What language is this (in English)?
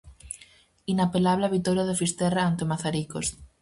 Galician